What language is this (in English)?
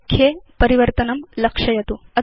Sanskrit